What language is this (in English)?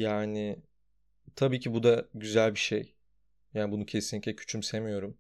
Turkish